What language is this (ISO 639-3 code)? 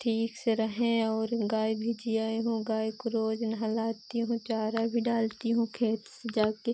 hin